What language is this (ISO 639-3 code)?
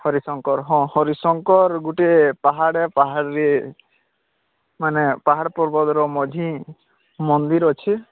ori